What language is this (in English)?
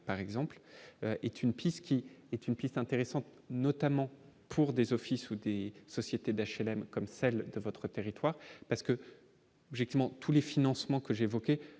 French